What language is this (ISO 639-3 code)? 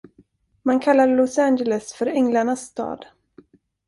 swe